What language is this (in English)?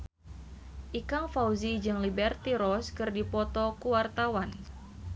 Sundanese